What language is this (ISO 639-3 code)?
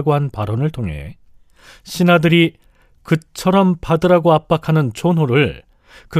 kor